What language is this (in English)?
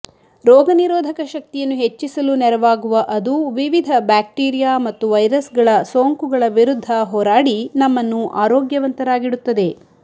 Kannada